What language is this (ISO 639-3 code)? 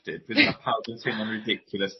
cym